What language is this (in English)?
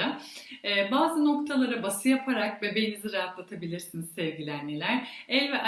Turkish